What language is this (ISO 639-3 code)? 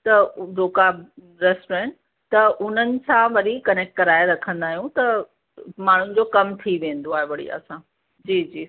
snd